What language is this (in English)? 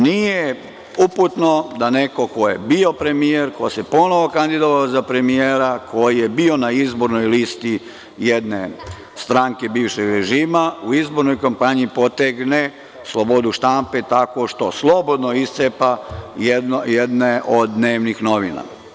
Serbian